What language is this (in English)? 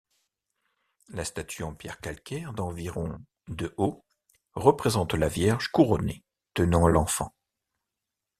French